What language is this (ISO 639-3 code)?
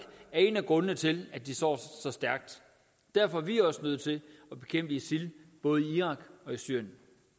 dan